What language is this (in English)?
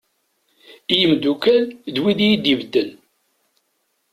Kabyle